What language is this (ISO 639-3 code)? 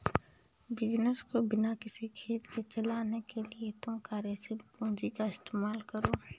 hin